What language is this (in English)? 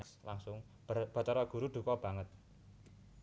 Javanese